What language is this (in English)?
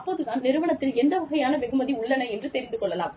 Tamil